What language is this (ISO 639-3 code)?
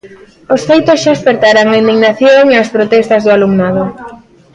glg